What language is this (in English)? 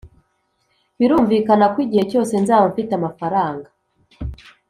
Kinyarwanda